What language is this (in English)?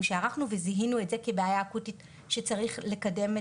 Hebrew